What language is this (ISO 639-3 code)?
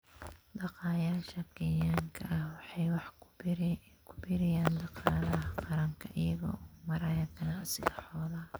som